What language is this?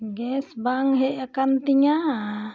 Santali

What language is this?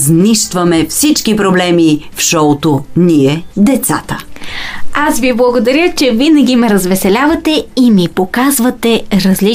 Bulgarian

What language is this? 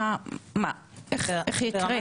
Hebrew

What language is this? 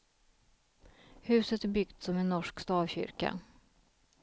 Swedish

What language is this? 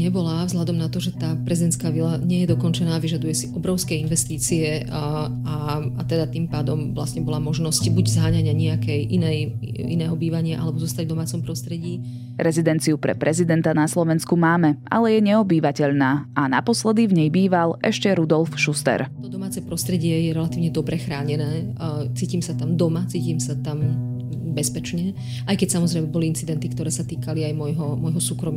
Slovak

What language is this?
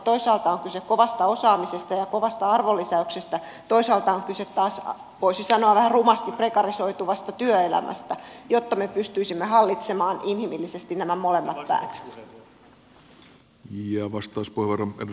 Finnish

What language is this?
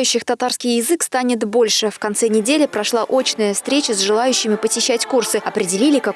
Russian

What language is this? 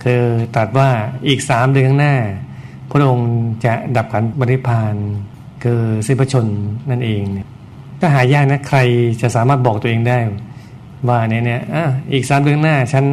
Thai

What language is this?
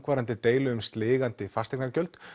Icelandic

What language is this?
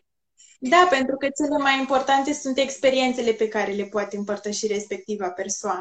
Romanian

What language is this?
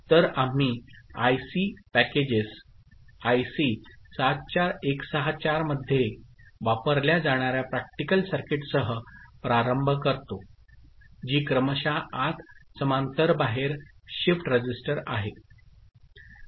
Marathi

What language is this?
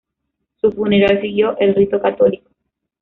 Spanish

